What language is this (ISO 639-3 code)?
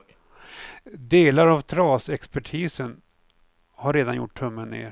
swe